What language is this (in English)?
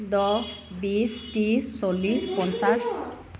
Assamese